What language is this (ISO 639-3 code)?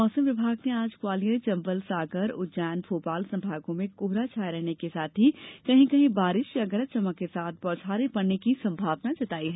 hin